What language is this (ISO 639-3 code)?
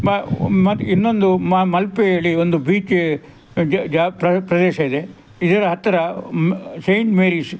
kan